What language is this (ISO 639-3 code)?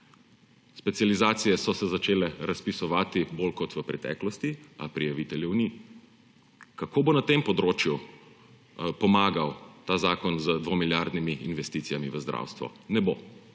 slv